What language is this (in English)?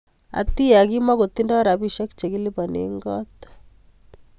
Kalenjin